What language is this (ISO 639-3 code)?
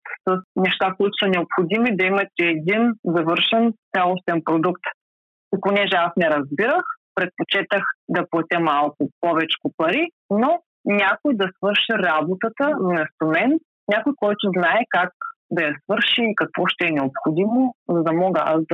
bul